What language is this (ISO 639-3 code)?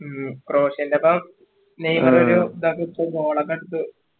mal